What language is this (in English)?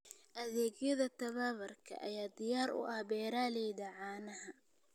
Somali